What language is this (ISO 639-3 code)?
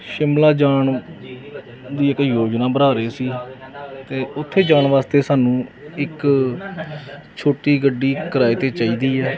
pan